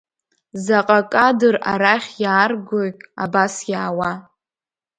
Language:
Abkhazian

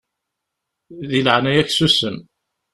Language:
Kabyle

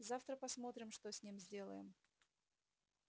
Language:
Russian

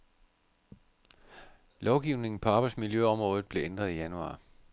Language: Danish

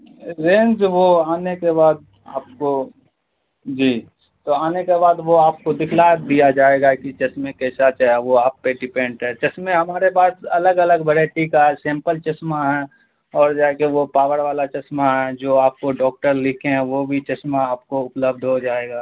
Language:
Urdu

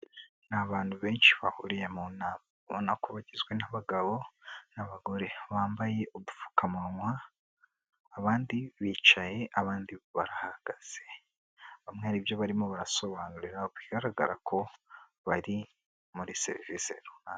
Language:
Kinyarwanda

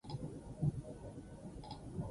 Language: Basque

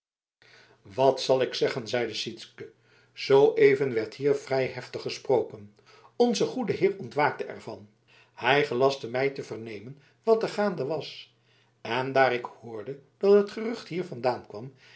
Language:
Dutch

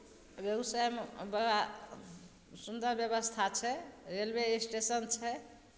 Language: Maithili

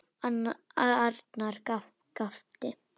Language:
Icelandic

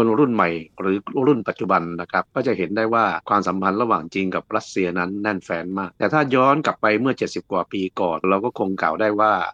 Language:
Thai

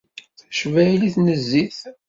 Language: Kabyle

